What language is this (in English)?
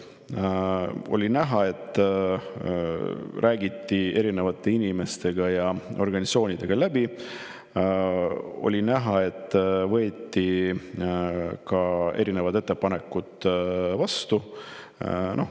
Estonian